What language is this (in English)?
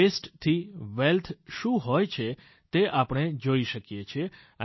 Gujarati